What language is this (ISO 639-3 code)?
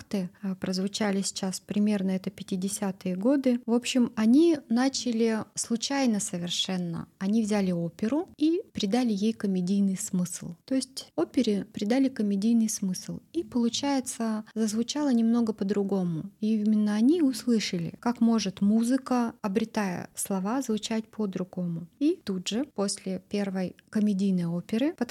rus